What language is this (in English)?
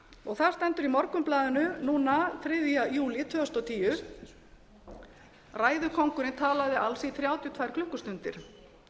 Icelandic